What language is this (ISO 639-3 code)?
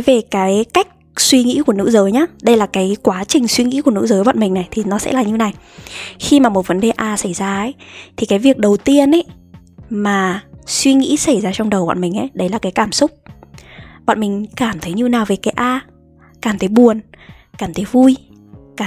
vie